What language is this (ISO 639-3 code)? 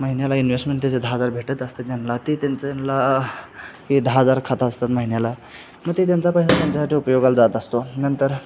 mar